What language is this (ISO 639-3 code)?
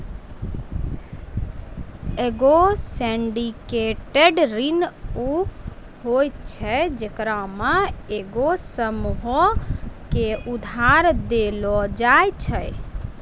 mai